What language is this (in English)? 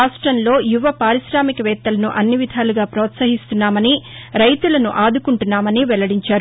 Telugu